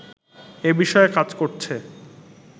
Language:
Bangla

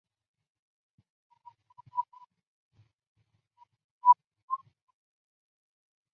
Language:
Chinese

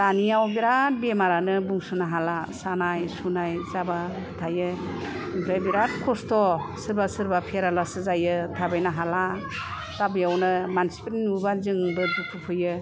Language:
Bodo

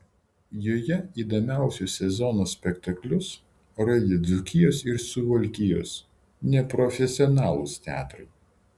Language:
Lithuanian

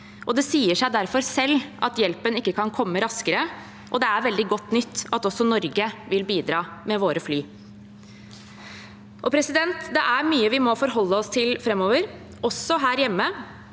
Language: Norwegian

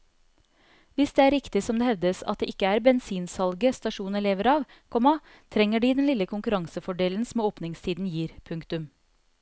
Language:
Norwegian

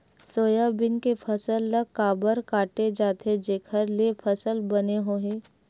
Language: Chhattisgarhi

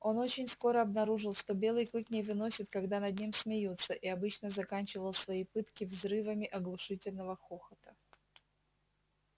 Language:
Russian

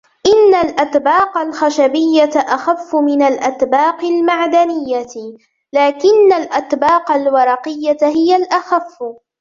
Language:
Arabic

